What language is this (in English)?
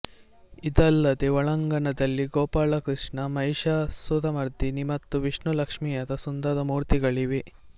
Kannada